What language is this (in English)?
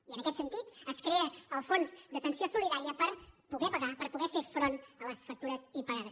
Catalan